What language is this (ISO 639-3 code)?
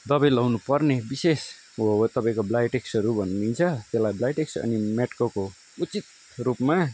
nep